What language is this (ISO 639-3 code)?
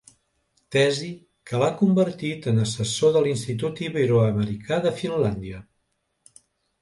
cat